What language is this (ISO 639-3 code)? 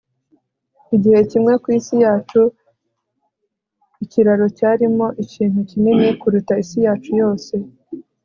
kin